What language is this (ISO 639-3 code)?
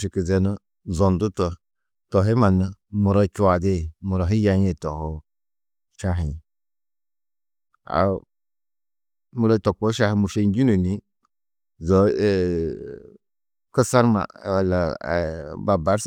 tuq